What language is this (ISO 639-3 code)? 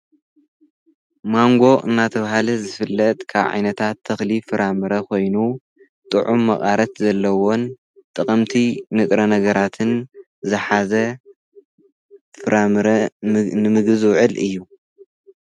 tir